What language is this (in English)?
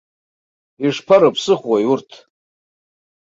Abkhazian